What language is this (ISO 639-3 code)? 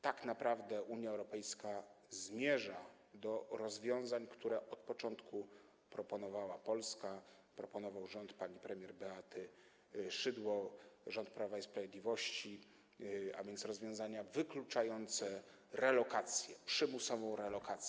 pol